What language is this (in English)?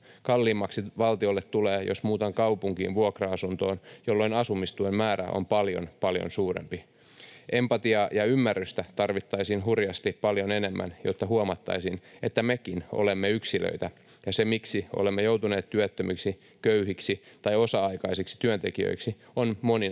Finnish